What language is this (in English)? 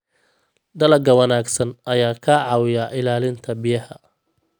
Somali